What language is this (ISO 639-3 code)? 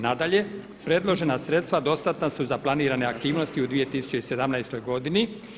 hrv